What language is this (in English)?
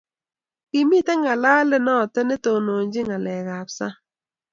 Kalenjin